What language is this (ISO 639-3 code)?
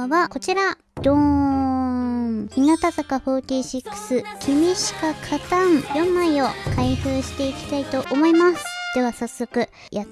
jpn